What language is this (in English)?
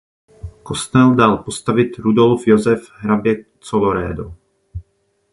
Czech